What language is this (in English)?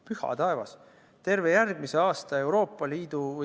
Estonian